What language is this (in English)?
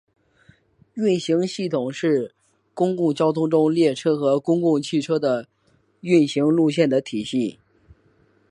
Chinese